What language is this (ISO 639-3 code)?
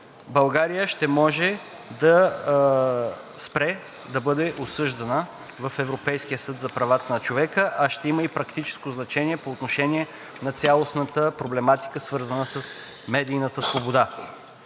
bul